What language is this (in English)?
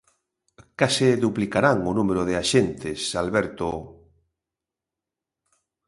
Galician